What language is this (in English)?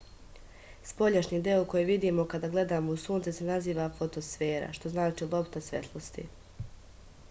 Serbian